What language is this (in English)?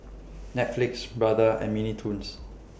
English